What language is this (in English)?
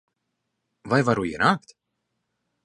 Latvian